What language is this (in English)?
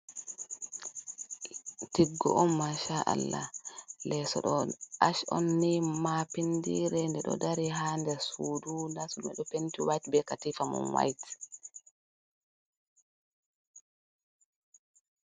Fula